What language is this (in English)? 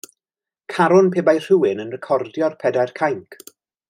Welsh